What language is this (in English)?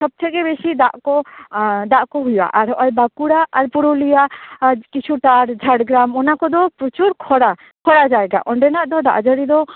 Santali